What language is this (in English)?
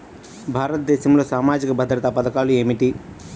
Telugu